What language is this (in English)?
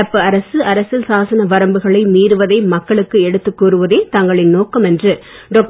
Tamil